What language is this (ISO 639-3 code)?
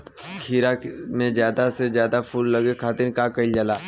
bho